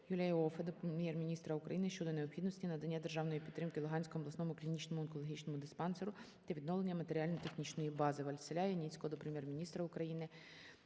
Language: Ukrainian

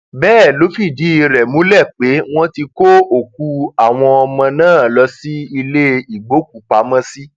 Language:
Yoruba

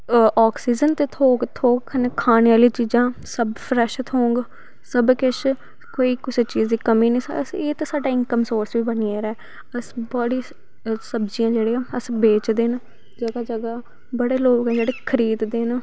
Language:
Dogri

